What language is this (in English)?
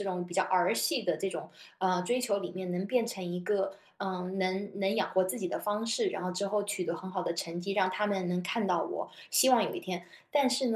Chinese